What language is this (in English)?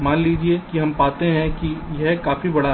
Hindi